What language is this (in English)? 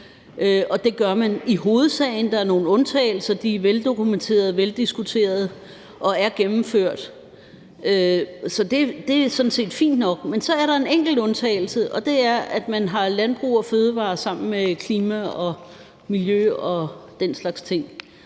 Danish